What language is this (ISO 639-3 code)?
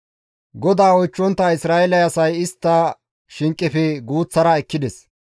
gmv